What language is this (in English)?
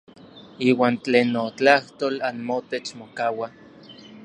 Orizaba Nahuatl